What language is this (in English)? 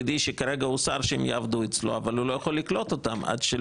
Hebrew